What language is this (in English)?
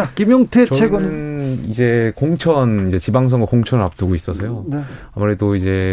Korean